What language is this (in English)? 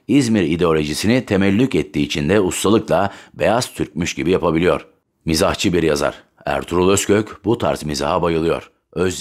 Turkish